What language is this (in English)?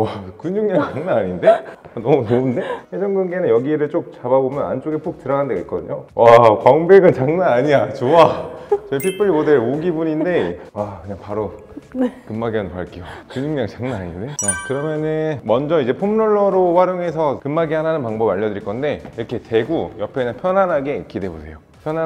Korean